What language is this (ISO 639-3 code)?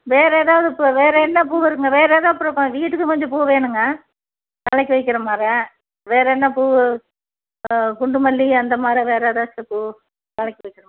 tam